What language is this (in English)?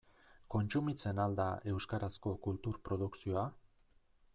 Basque